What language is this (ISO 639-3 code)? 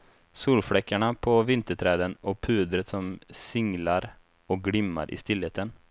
swe